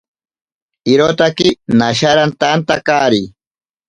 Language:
Ashéninka Perené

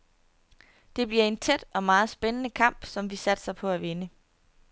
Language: Danish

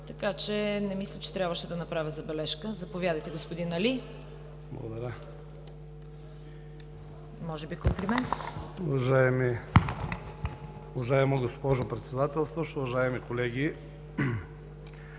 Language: Bulgarian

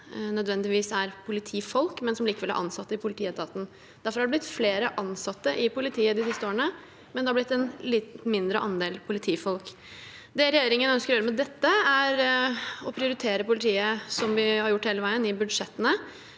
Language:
Norwegian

